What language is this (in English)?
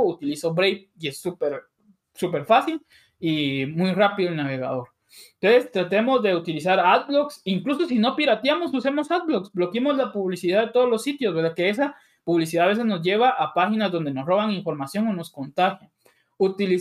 Spanish